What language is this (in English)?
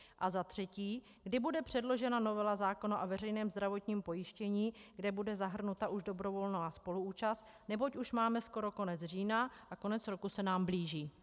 Czech